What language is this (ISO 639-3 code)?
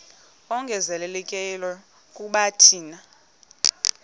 xho